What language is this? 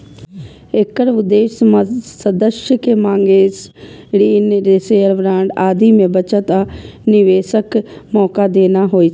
Maithili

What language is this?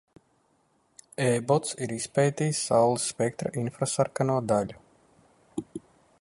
Latvian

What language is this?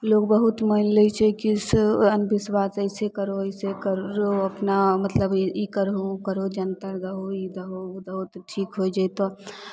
Maithili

